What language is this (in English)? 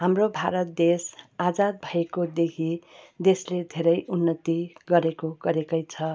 Nepali